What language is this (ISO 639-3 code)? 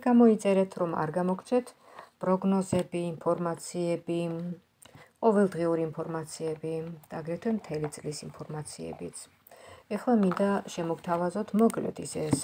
ron